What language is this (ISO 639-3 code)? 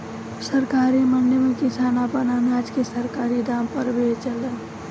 bho